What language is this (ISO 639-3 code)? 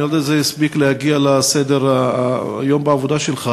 heb